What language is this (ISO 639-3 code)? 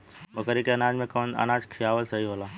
bho